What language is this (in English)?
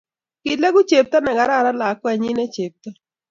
Kalenjin